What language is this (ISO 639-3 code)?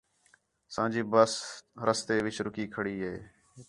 xhe